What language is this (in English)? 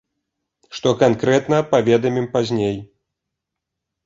Belarusian